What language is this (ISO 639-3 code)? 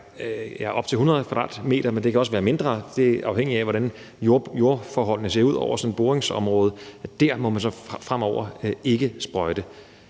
dan